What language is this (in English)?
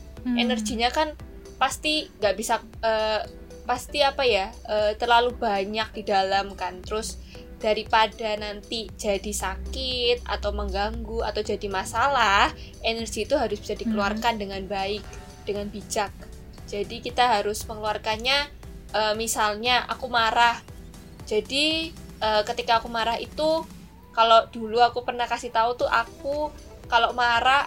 Indonesian